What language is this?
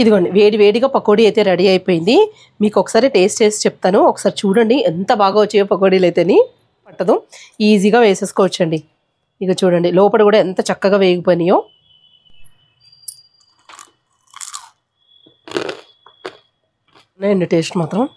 Telugu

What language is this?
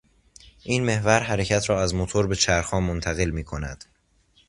Persian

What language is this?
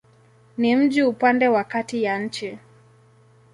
Swahili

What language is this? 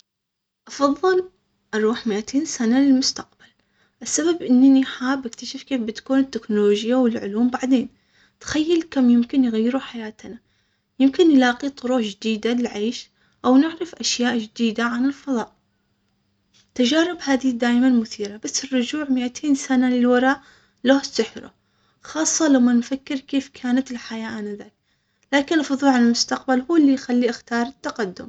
Omani Arabic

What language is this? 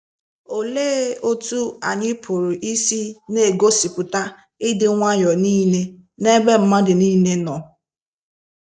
Igbo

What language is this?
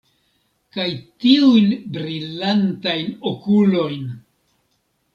Esperanto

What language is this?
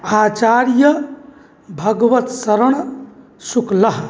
Sanskrit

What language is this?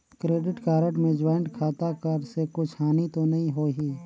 Chhattisgarhi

